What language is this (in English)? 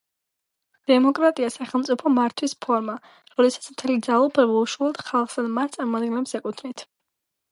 Georgian